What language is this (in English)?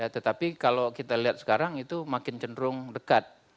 Indonesian